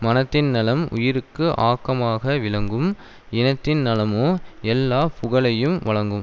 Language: Tamil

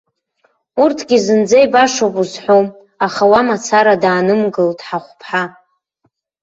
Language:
Abkhazian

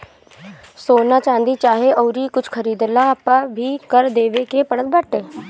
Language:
Bhojpuri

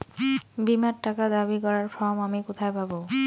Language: Bangla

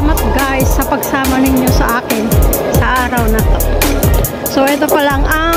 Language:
Filipino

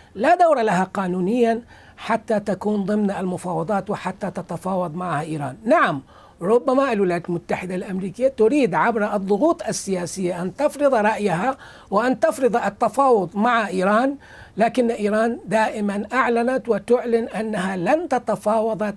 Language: Arabic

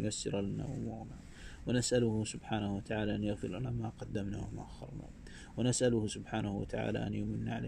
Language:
Arabic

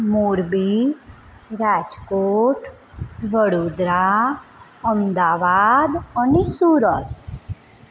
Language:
Gujarati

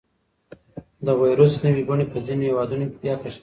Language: Pashto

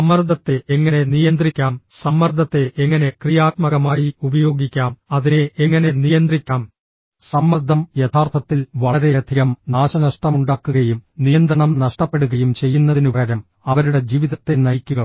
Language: Malayalam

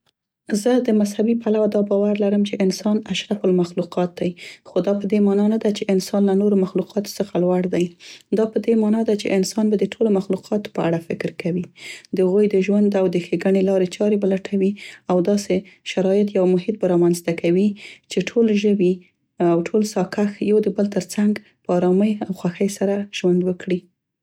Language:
Central Pashto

